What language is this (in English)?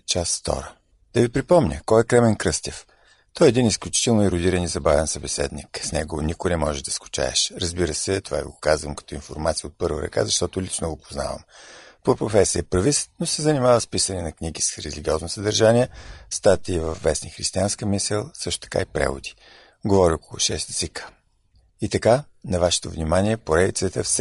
Bulgarian